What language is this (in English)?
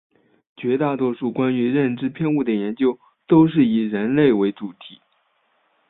Chinese